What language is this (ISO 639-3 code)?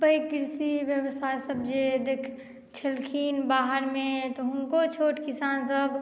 mai